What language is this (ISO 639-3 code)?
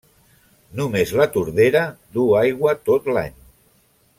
cat